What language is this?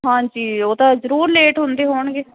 Punjabi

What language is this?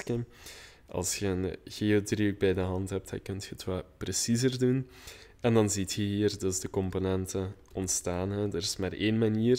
Dutch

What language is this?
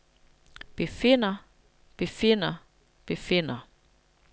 Danish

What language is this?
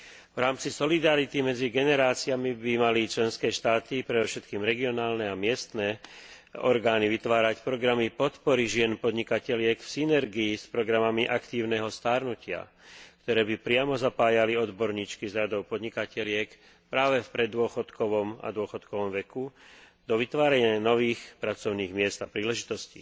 Slovak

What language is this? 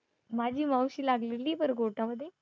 Marathi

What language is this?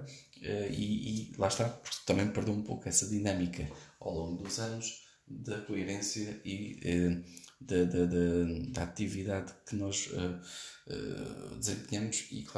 Portuguese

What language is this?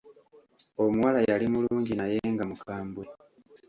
Ganda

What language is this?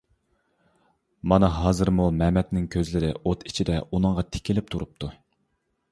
Uyghur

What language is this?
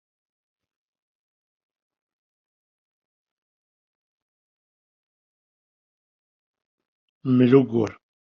Kabyle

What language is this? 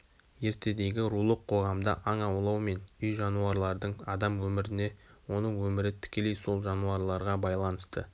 Kazakh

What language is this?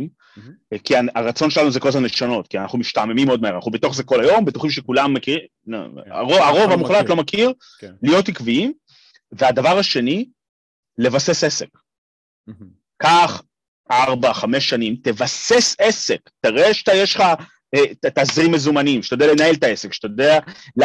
Hebrew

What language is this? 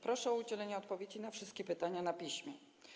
Polish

